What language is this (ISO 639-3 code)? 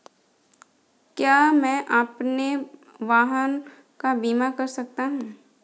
hin